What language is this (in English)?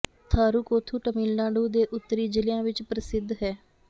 Punjabi